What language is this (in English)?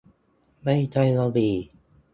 Thai